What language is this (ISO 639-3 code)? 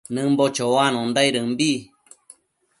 mcf